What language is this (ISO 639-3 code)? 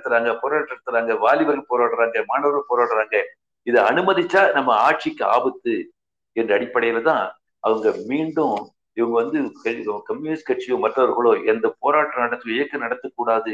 tam